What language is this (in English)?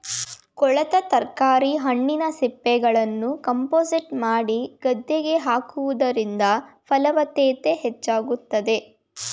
Kannada